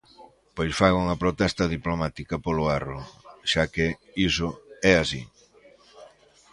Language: Galician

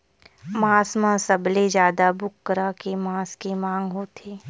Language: Chhattisgarhi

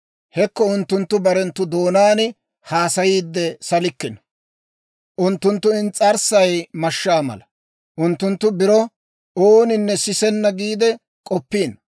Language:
Dawro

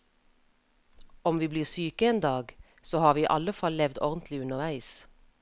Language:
Norwegian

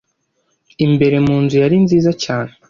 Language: Kinyarwanda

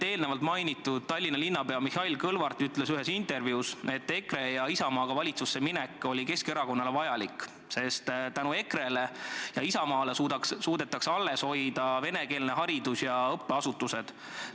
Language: Estonian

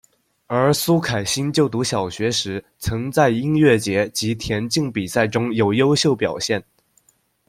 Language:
Chinese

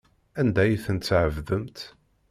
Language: Kabyle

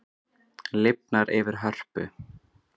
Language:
Icelandic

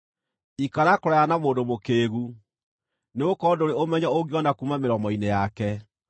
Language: Kikuyu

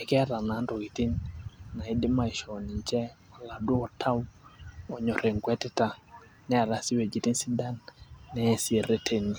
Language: Masai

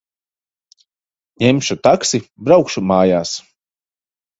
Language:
Latvian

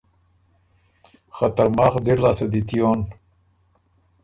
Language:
Ormuri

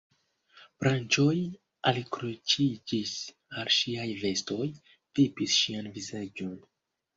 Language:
Esperanto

